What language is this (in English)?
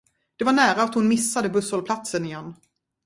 Swedish